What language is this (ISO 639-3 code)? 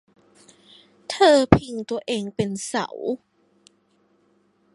tha